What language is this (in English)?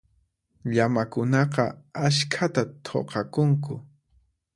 Puno Quechua